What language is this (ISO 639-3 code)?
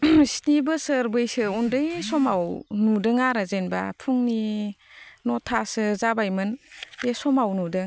brx